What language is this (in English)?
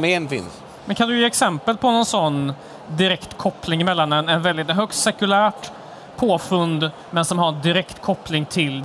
Swedish